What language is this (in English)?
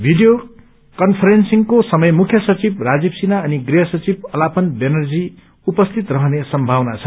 Nepali